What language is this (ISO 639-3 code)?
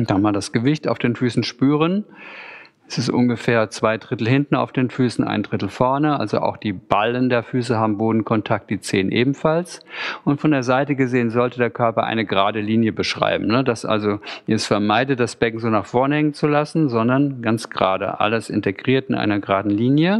deu